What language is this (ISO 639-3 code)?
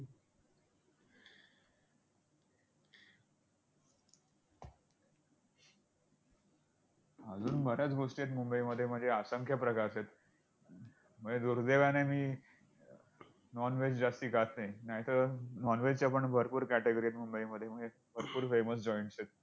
mar